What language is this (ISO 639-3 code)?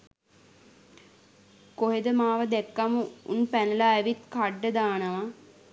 sin